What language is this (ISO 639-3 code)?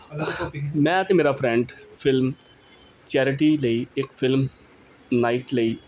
pan